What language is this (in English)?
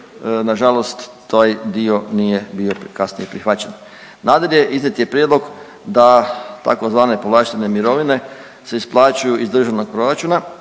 Croatian